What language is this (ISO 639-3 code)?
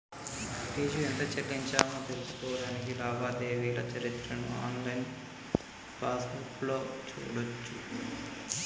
tel